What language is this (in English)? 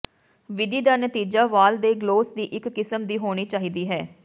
Punjabi